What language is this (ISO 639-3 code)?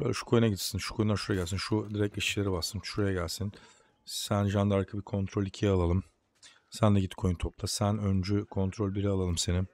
tur